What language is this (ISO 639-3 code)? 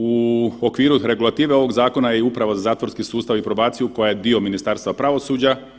hrv